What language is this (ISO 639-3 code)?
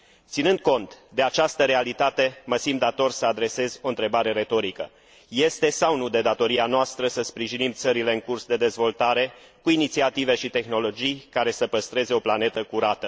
ron